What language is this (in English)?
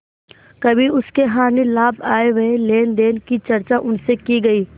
Hindi